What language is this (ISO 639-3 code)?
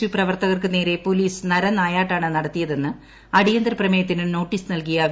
mal